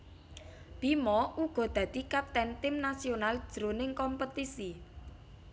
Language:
Javanese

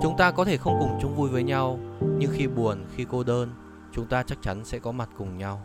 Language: Vietnamese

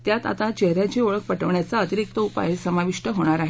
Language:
Marathi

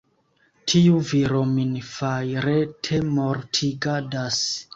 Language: Esperanto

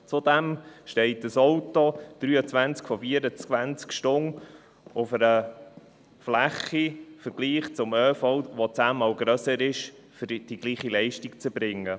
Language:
Swiss German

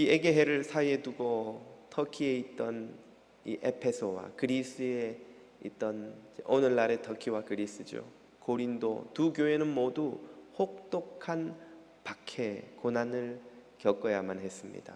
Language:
Korean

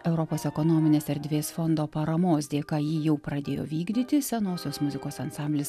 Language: Lithuanian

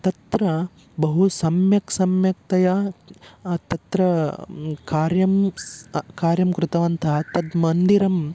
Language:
Sanskrit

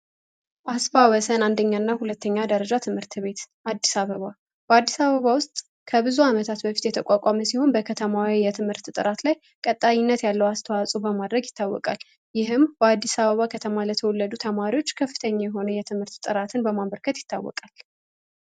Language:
Amharic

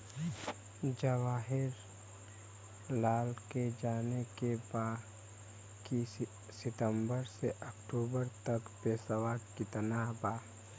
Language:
Bhojpuri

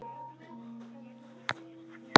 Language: Icelandic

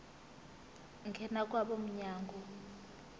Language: Zulu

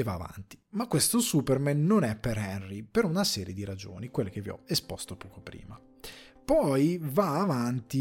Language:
Italian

